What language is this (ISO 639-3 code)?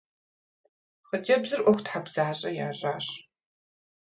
kbd